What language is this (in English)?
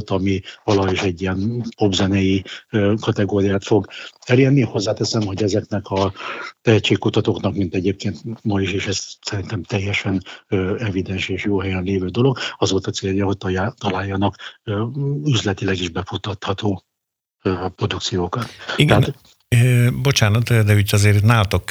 Hungarian